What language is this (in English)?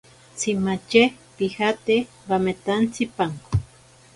Ashéninka Perené